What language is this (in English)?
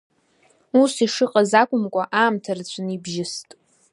Abkhazian